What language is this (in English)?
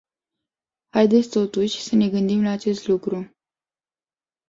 Romanian